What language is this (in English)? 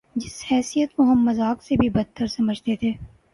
Urdu